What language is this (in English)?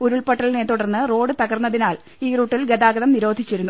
Malayalam